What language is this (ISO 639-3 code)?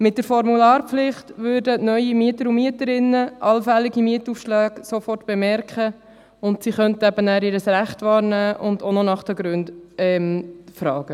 gsw